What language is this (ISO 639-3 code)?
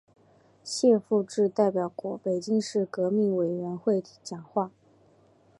zho